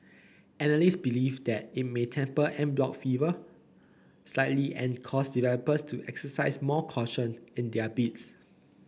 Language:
English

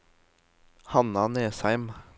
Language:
Norwegian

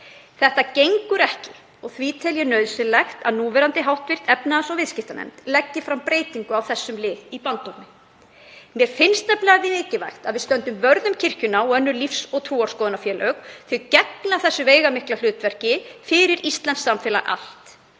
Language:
Icelandic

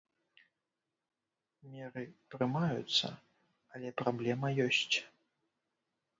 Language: Belarusian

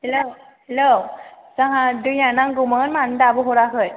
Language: Bodo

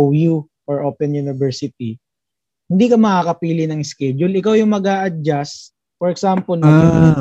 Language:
Filipino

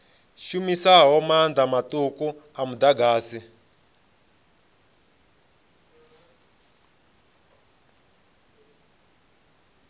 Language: Venda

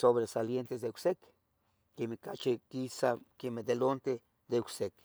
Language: Tetelcingo Nahuatl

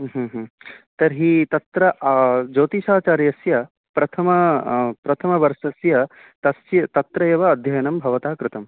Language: Sanskrit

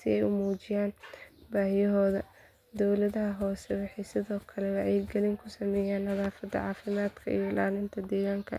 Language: Somali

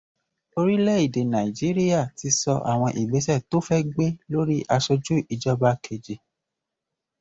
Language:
Yoruba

